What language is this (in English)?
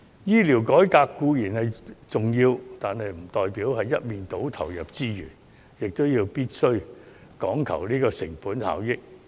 Cantonese